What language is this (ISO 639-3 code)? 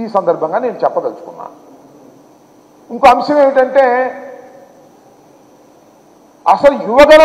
tel